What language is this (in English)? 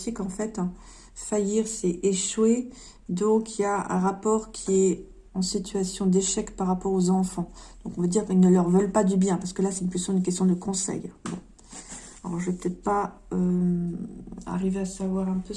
French